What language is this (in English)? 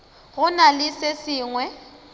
Northern Sotho